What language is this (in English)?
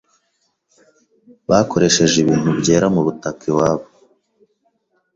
Kinyarwanda